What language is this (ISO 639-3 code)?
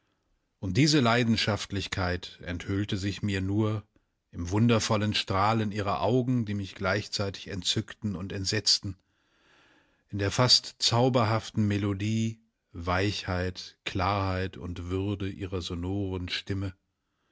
deu